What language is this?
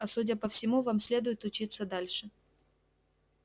Russian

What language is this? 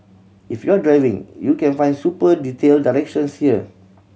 English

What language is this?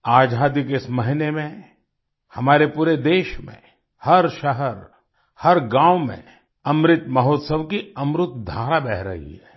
Hindi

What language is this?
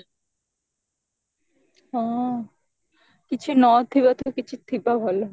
Odia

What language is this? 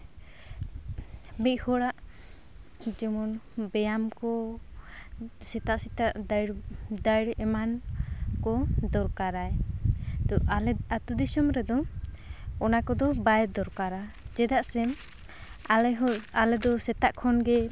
Santali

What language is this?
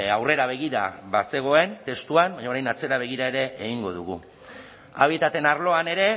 Basque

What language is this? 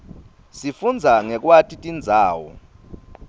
Swati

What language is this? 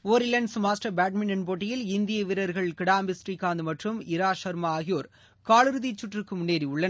Tamil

